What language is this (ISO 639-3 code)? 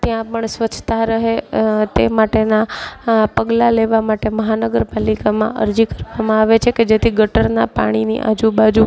guj